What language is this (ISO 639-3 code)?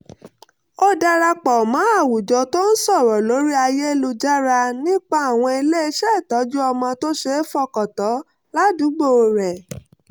yor